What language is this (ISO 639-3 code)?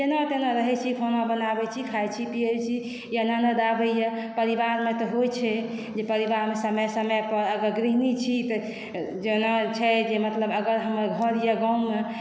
mai